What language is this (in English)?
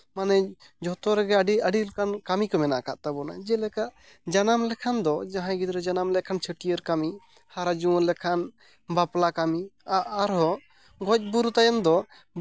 Santali